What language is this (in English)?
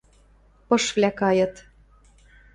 Western Mari